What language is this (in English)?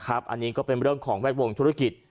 Thai